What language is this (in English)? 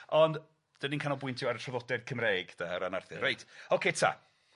Welsh